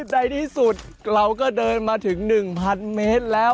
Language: Thai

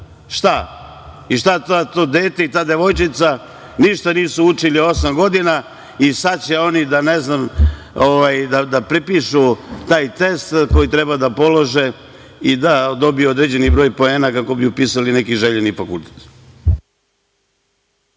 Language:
Serbian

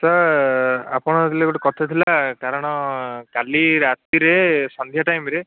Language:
Odia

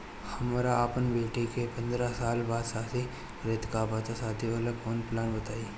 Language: Bhojpuri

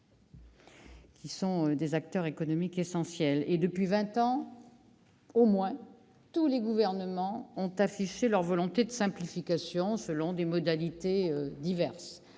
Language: French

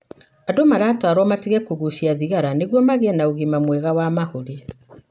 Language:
Kikuyu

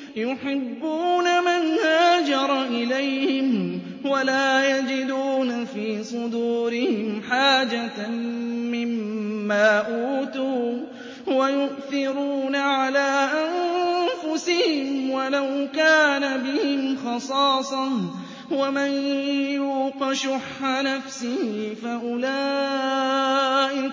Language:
Arabic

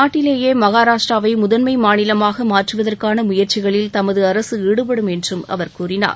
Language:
Tamil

